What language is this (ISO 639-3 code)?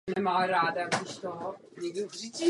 ces